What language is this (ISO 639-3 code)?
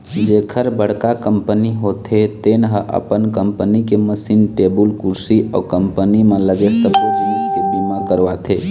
hne